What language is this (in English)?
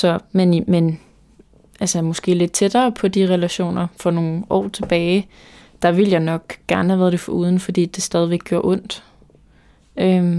Danish